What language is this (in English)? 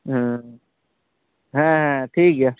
Santali